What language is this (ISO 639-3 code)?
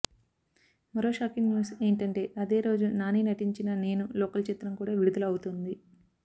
tel